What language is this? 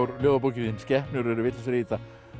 Icelandic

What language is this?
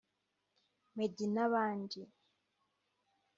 Kinyarwanda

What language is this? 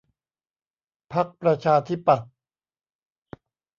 Thai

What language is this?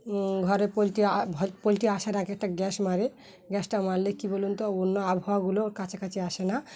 Bangla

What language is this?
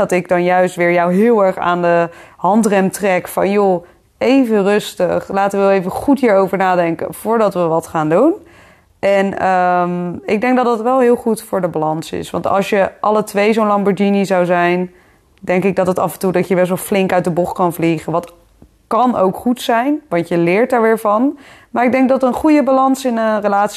Dutch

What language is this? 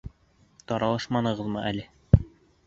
Bashkir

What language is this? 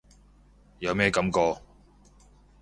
Cantonese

